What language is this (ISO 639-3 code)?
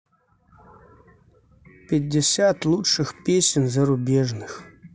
rus